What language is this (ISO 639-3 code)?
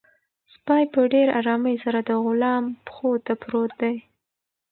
pus